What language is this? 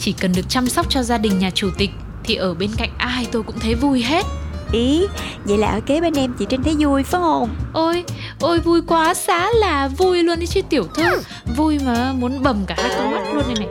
Vietnamese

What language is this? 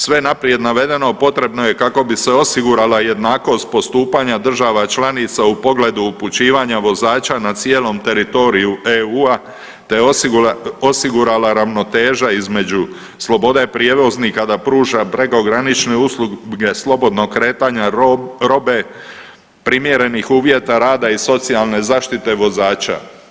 Croatian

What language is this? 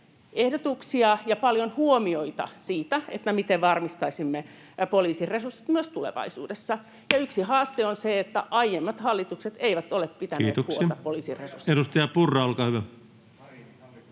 Finnish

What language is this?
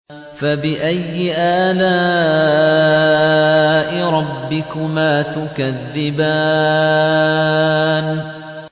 Arabic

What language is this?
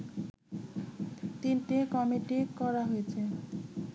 Bangla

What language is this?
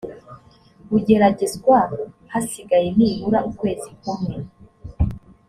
Kinyarwanda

